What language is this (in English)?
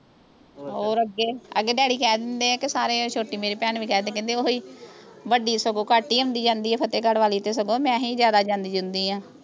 Punjabi